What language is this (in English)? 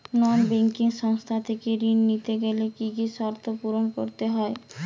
Bangla